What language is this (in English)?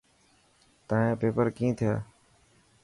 Dhatki